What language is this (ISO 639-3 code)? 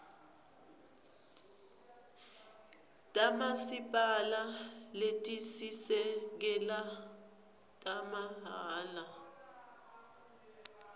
ssw